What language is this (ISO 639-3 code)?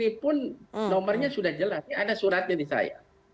ind